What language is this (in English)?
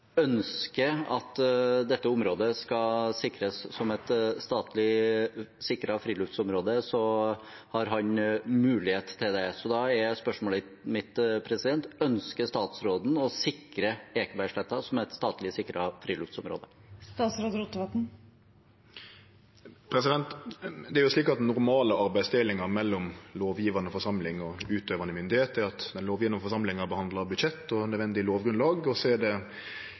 Norwegian